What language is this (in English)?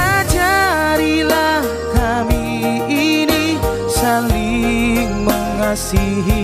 Indonesian